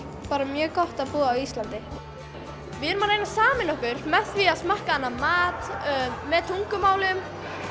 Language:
Icelandic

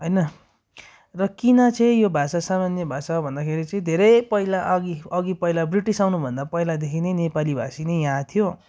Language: Nepali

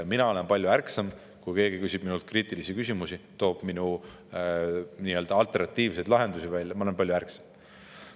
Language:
Estonian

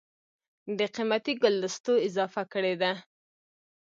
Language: Pashto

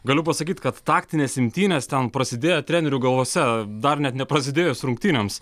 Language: Lithuanian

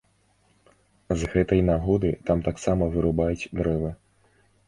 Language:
Belarusian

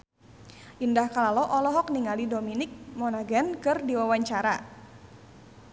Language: Sundanese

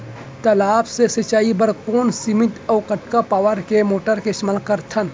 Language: Chhattisgarhi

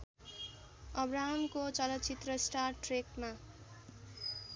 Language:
Nepali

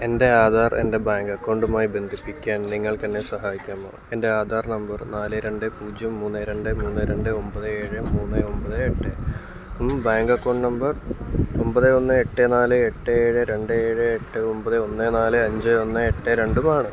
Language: Malayalam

